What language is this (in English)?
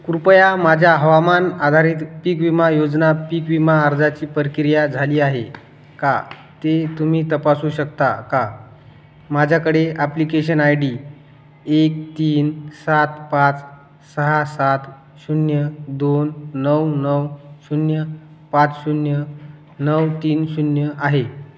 Marathi